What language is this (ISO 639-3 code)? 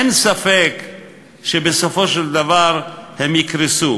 heb